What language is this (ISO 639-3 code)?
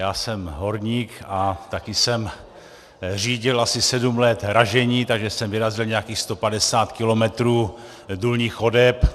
ces